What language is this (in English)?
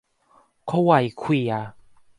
Thai